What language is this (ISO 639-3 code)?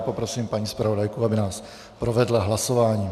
ces